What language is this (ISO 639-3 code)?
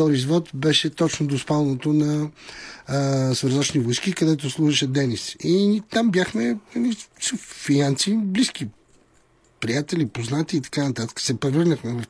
bul